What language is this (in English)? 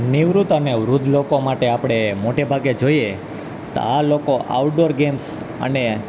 Gujarati